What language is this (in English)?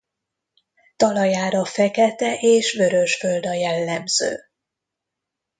Hungarian